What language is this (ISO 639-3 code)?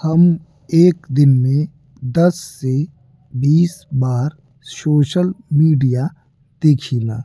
bho